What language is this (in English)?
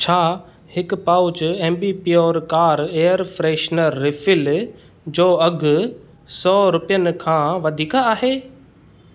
Sindhi